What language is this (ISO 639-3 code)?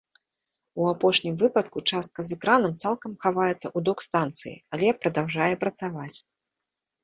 bel